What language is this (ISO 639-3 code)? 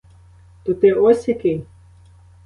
ukr